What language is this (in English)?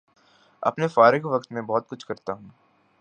Urdu